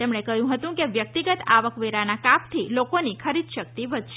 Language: Gujarati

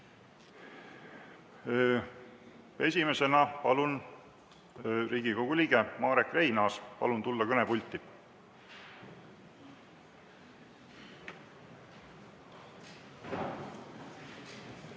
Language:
Estonian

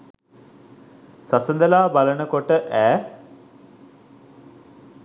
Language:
Sinhala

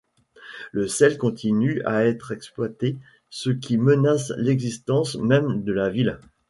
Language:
French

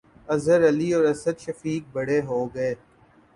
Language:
Urdu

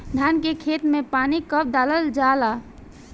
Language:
Bhojpuri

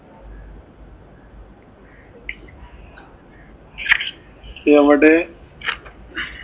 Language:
Malayalam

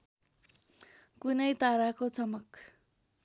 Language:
Nepali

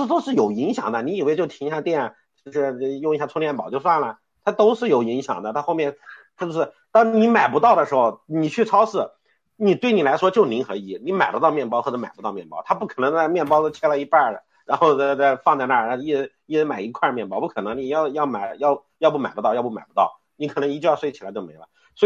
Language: Chinese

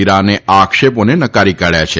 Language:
Gujarati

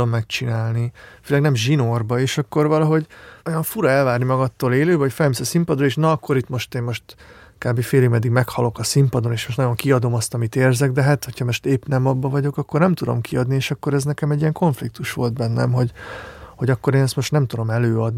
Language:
Hungarian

